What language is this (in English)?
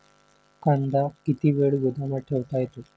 Marathi